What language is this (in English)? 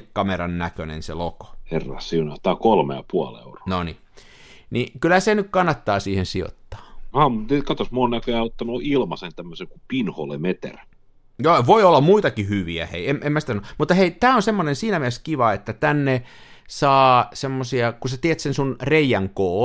Finnish